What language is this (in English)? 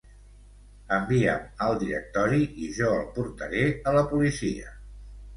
Catalan